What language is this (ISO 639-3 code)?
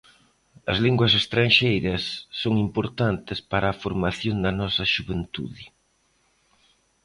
glg